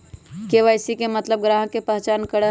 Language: Magahi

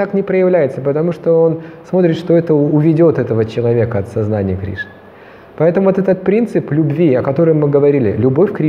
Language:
Russian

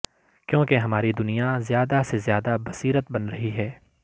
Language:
Urdu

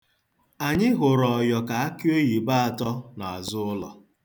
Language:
Igbo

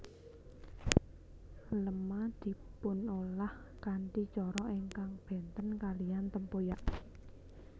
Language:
Javanese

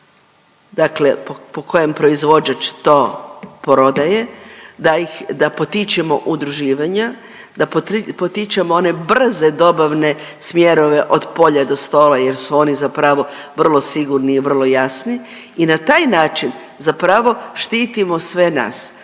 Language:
Croatian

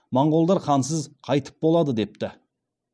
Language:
Kazakh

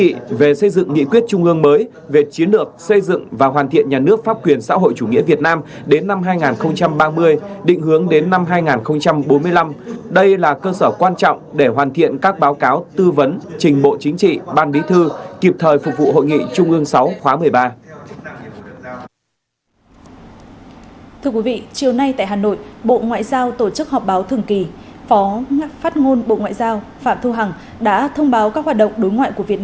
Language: Vietnamese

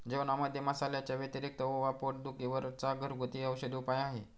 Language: Marathi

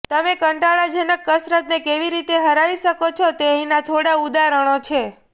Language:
Gujarati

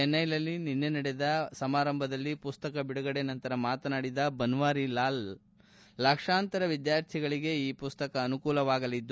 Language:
Kannada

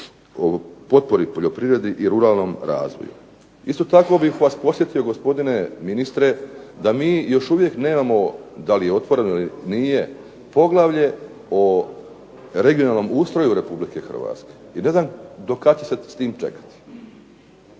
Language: Croatian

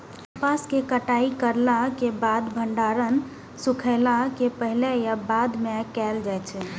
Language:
Maithili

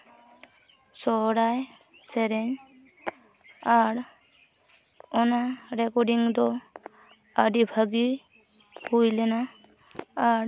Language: Santali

